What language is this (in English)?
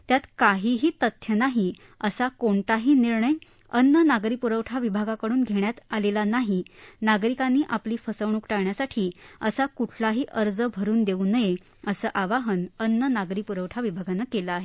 Marathi